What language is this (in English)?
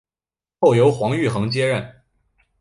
Chinese